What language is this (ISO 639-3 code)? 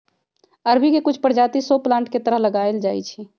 mag